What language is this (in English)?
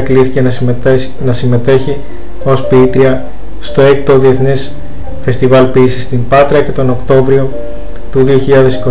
Greek